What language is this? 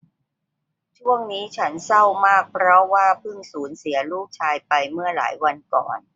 Thai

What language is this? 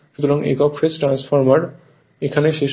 Bangla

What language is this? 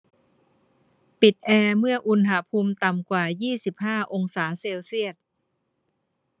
Thai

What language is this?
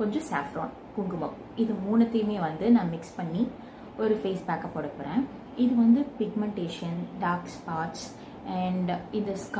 Hindi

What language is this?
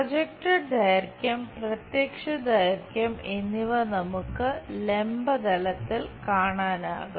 Malayalam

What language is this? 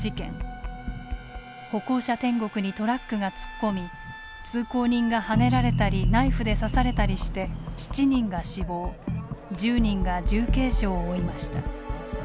Japanese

